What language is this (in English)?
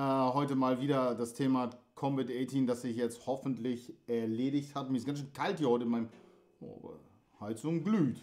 German